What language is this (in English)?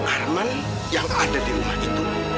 Indonesian